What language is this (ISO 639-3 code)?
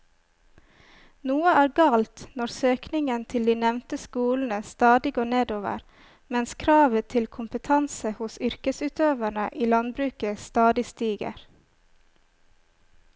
nor